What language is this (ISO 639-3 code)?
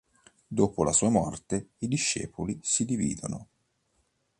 ita